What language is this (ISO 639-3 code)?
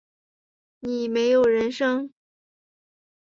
zho